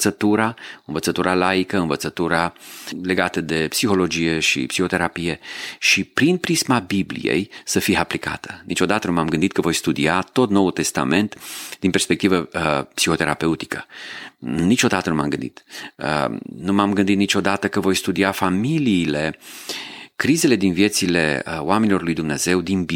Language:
Romanian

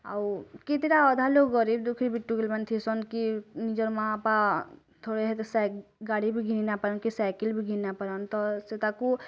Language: Odia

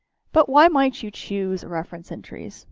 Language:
English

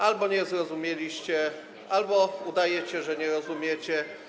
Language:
Polish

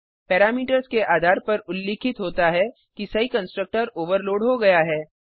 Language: Hindi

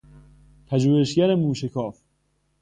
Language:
Persian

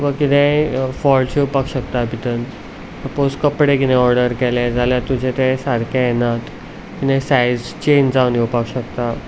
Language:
Konkani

